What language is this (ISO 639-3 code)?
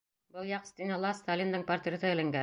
bak